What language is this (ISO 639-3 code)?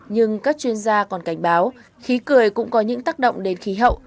vie